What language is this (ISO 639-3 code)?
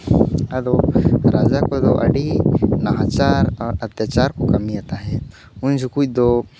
sat